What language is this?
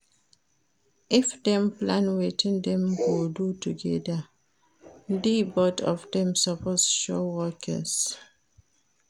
Nigerian Pidgin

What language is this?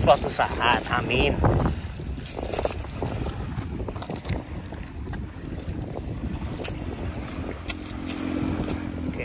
Indonesian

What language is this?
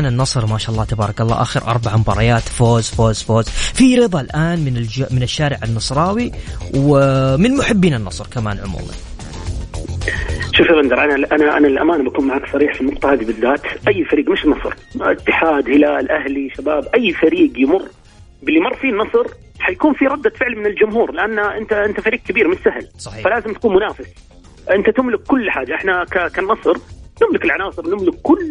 Arabic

